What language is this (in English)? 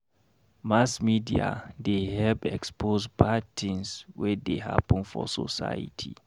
Nigerian Pidgin